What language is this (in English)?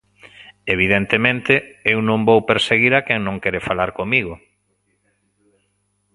Galician